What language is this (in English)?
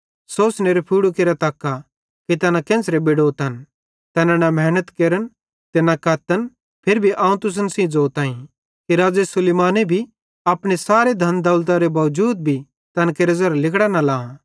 Bhadrawahi